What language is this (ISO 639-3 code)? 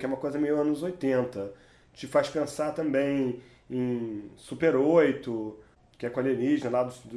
por